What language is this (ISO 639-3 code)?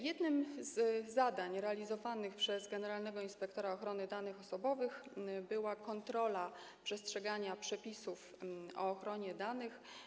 pol